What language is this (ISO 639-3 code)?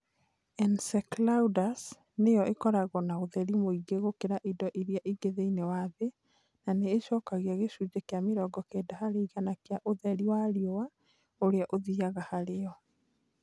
kik